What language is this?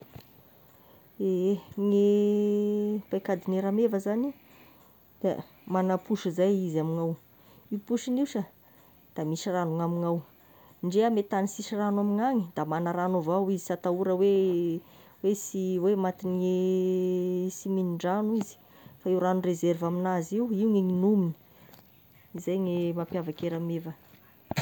Tesaka Malagasy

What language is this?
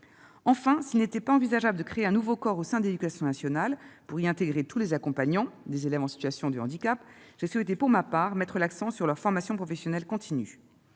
French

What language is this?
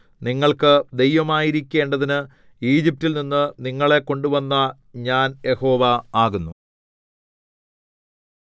Malayalam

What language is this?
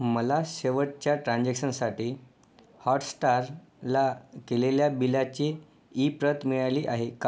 Marathi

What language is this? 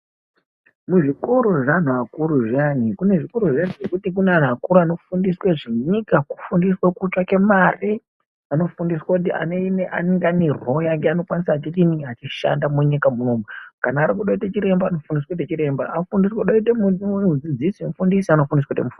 Ndau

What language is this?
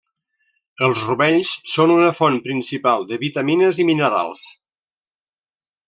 Catalan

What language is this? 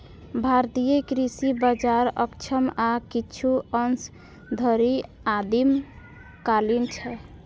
Maithili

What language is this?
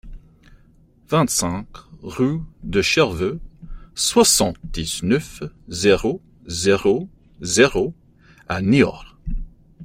French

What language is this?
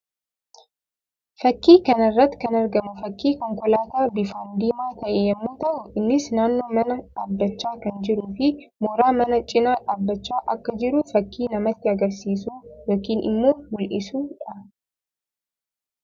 Oromo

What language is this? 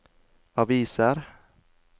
Norwegian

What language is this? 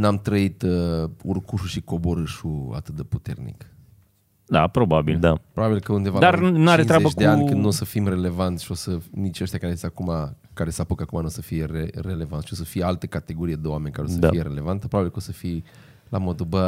Romanian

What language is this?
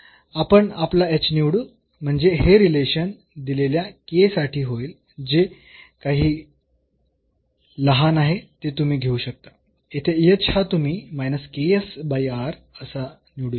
Marathi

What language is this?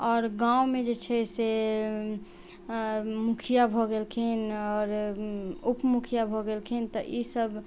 Maithili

